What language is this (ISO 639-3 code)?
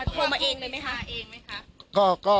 tha